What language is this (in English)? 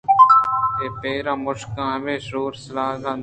Eastern Balochi